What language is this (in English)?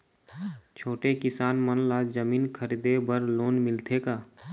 Chhattisgarhi